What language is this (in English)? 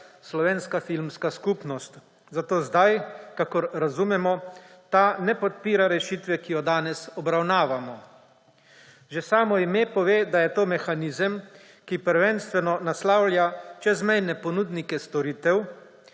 Slovenian